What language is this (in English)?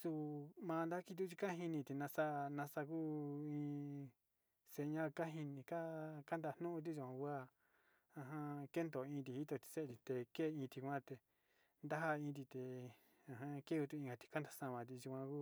Sinicahua Mixtec